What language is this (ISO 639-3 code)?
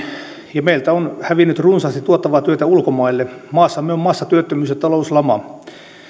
fin